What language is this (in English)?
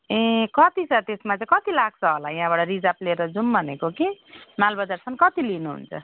Nepali